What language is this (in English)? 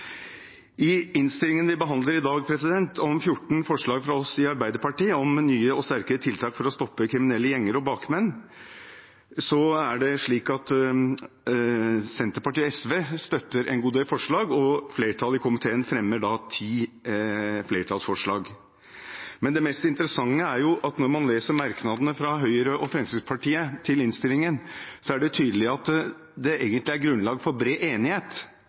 Norwegian Bokmål